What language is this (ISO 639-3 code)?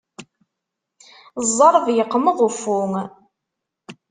kab